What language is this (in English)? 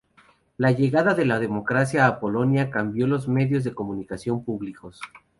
Spanish